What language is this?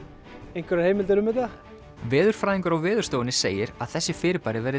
Icelandic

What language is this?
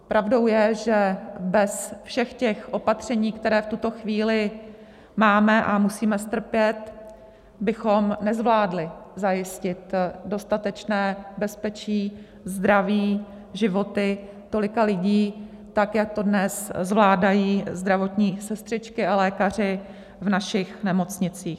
Czech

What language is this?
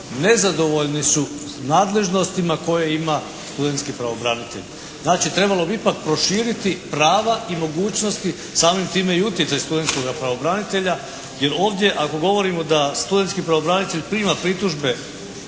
Croatian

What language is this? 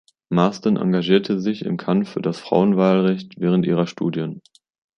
German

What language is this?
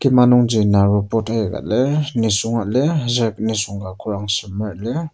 Ao Naga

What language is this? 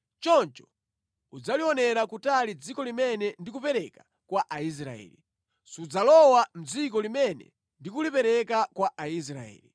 Nyanja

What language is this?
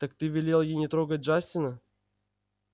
Russian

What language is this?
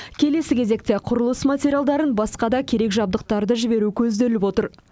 Kazakh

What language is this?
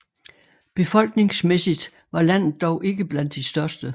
Danish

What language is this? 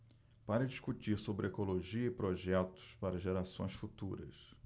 Portuguese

